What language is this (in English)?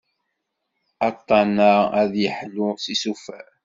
Kabyle